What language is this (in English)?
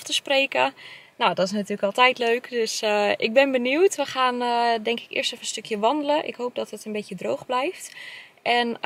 Dutch